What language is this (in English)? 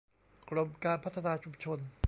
Thai